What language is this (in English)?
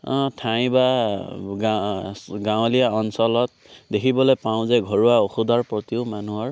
Assamese